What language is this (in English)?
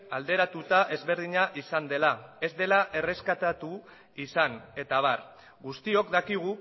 Basque